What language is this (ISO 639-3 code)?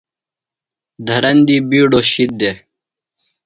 phl